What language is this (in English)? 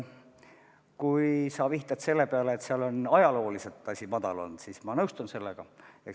Estonian